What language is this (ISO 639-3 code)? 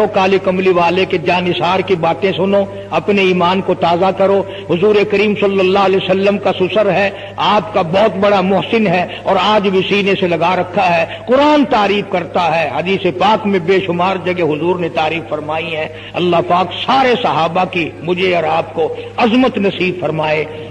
ara